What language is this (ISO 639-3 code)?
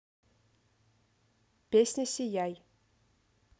rus